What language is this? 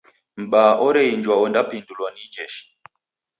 Taita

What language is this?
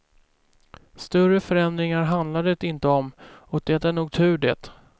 Swedish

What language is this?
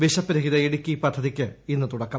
Malayalam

